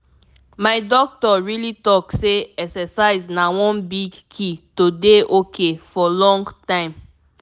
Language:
Nigerian Pidgin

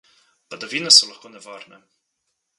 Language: Slovenian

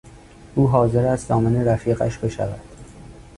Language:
Persian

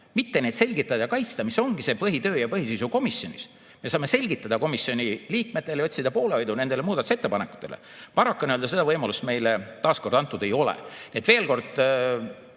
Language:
Estonian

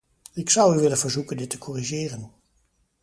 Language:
Dutch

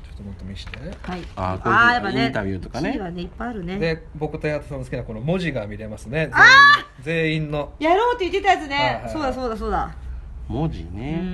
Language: Japanese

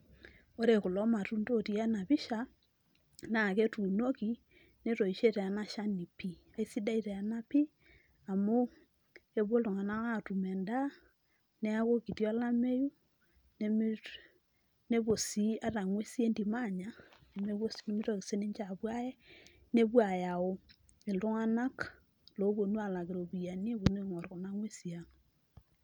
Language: Masai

